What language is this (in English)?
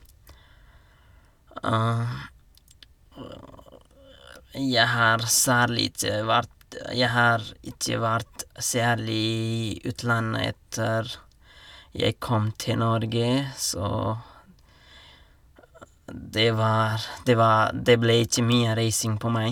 Norwegian